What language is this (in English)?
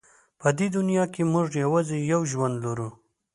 Pashto